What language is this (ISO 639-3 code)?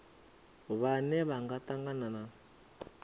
ven